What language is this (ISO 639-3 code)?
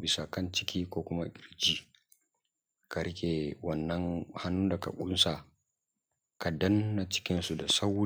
hau